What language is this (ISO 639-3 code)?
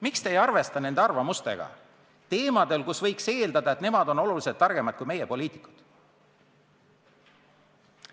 est